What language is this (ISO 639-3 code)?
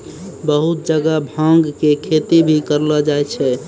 mai